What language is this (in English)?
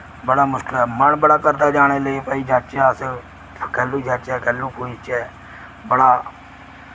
Dogri